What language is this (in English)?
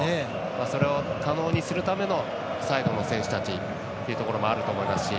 Japanese